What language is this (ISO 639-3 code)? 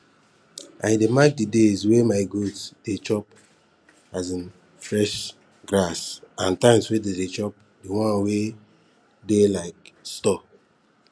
pcm